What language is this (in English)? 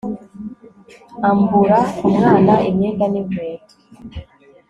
Kinyarwanda